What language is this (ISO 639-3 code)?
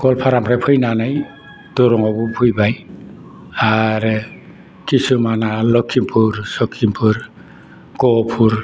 brx